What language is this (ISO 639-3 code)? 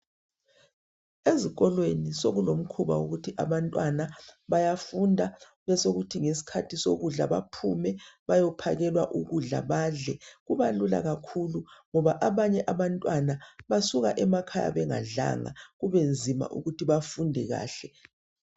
nde